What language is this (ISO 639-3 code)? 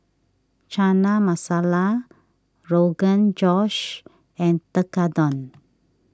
eng